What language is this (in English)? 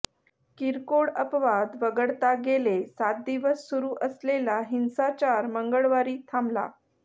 Marathi